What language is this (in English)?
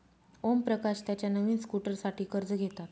Marathi